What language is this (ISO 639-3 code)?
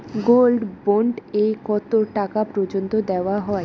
ben